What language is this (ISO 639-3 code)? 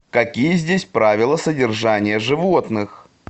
rus